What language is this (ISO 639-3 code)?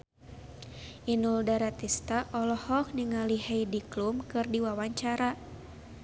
sun